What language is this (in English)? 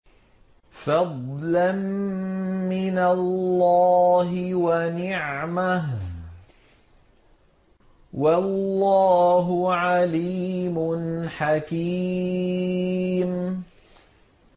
Arabic